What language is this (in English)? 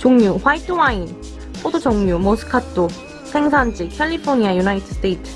Korean